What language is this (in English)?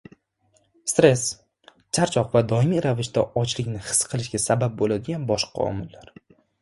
Uzbek